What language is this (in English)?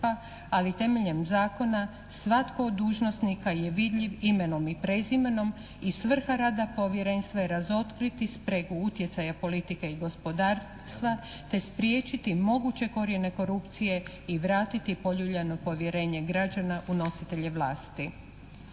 Croatian